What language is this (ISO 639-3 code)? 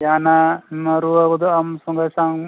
sat